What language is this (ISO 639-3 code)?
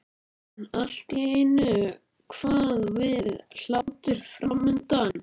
isl